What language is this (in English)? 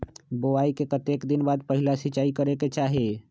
Magahi